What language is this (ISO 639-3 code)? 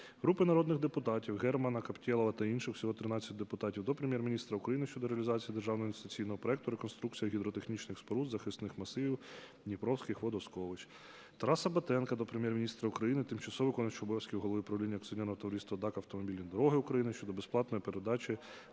ukr